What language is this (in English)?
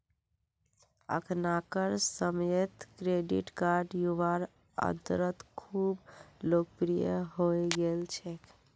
Magahi